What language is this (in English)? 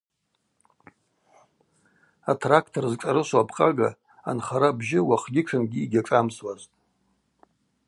Abaza